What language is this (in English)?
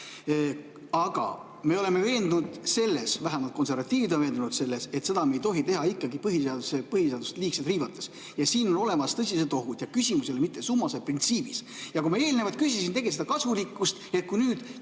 Estonian